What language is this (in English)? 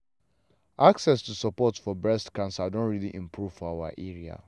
Nigerian Pidgin